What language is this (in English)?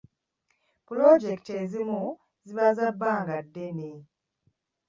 Ganda